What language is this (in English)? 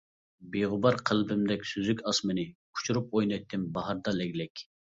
Uyghur